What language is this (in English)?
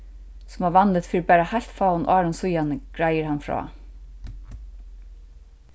Faroese